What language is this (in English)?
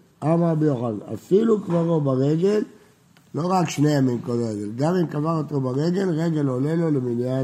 Hebrew